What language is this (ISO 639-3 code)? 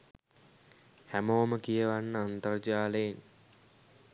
sin